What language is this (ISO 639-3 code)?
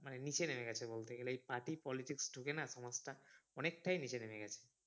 ben